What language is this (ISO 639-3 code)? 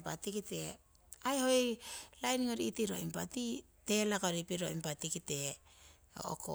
siw